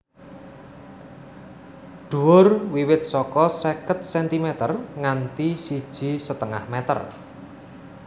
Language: Javanese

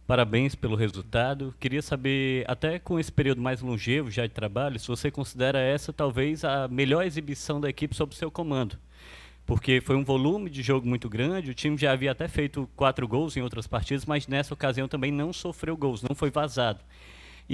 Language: Portuguese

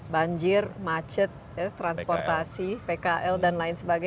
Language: Indonesian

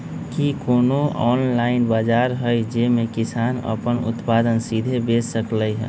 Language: Magahi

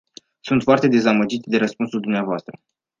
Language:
Romanian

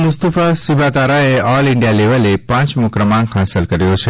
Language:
Gujarati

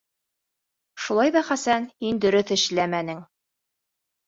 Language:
Bashkir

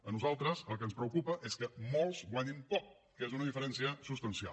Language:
Catalan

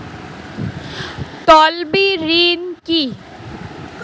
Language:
Bangla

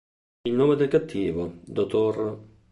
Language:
Italian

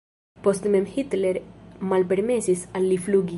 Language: Esperanto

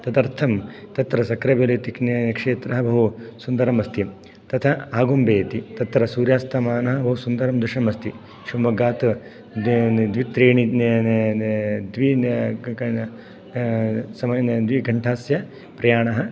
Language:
Sanskrit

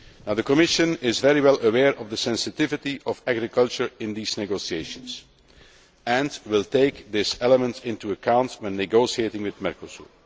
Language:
English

